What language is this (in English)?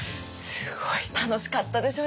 Japanese